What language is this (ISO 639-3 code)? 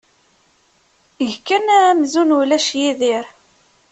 kab